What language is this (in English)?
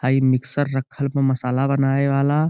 Bhojpuri